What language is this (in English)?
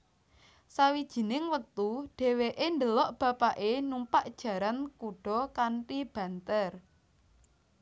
Javanese